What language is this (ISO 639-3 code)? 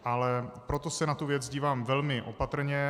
ces